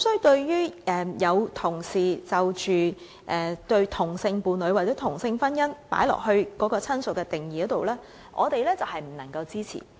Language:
Cantonese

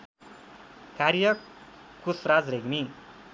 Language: Nepali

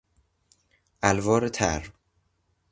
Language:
Persian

